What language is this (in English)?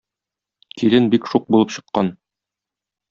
Tatar